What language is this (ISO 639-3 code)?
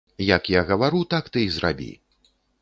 bel